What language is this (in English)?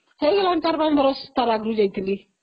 Odia